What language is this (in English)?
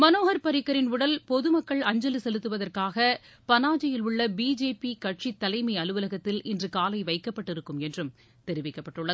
Tamil